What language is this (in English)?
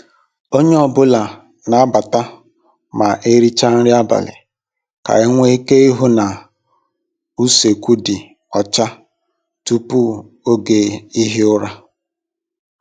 Igbo